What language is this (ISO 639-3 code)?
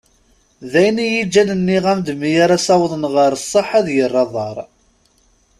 kab